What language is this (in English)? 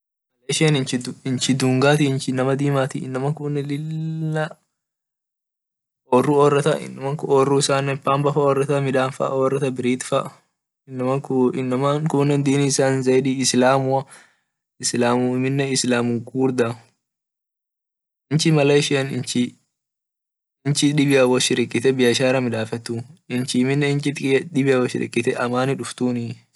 Orma